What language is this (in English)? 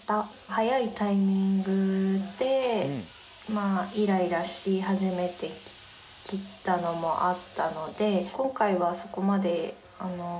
Japanese